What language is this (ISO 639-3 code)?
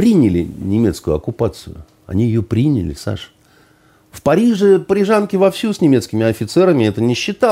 rus